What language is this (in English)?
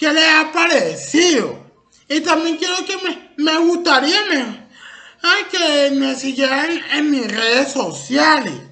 Spanish